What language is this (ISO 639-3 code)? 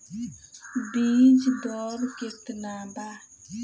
bho